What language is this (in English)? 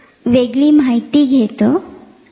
Marathi